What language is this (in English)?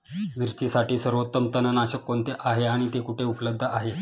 Marathi